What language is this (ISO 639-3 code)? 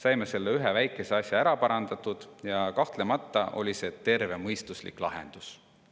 est